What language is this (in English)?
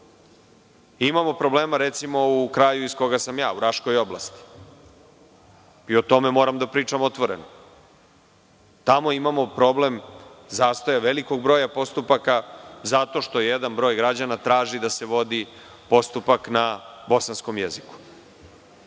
Serbian